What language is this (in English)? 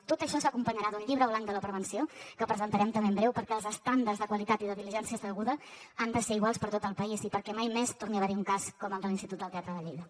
Catalan